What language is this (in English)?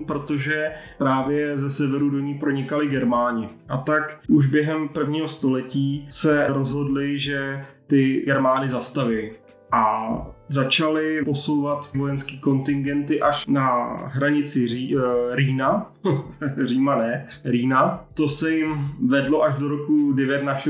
Czech